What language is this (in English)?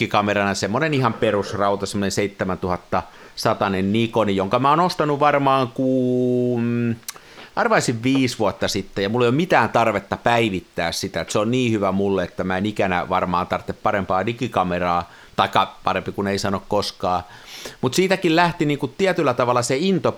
Finnish